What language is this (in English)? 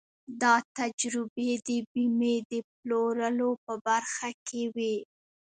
Pashto